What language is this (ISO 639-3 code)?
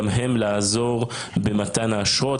heb